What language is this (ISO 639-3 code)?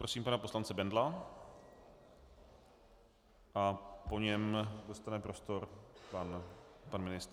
ces